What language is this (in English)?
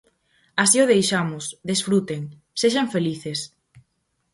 Galician